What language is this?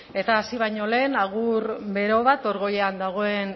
Basque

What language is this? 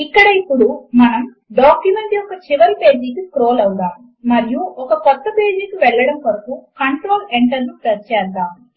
Telugu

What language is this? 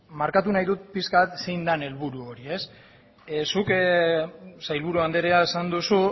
Basque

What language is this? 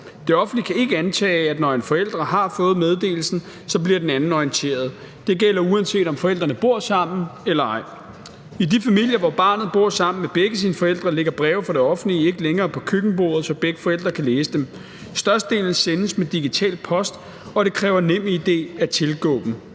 Danish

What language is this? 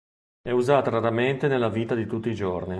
Italian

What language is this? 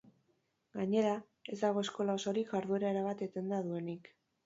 Basque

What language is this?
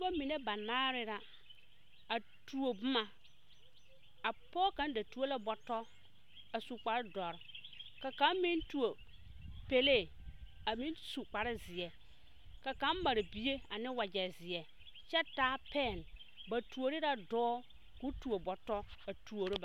Southern Dagaare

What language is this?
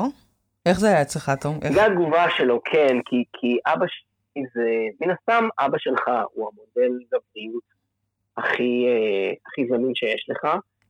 Hebrew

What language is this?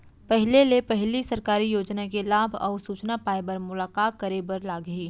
Chhattisgarhi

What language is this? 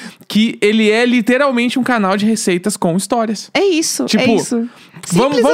Portuguese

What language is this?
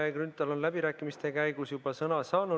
Estonian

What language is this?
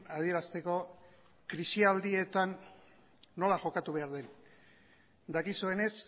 Basque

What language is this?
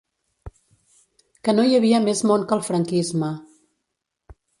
Catalan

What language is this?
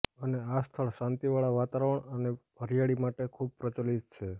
Gujarati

